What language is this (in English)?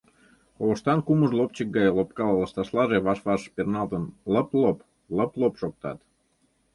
Mari